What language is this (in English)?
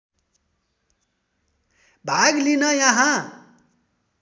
Nepali